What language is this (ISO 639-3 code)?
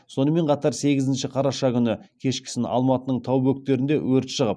kaz